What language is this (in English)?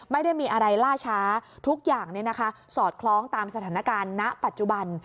Thai